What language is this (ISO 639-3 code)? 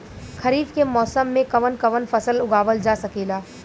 bho